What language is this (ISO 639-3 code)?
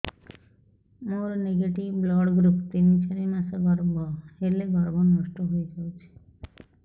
ori